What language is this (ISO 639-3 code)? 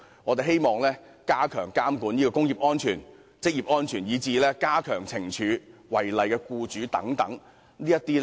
yue